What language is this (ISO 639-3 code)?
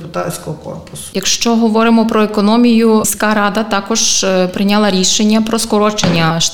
ukr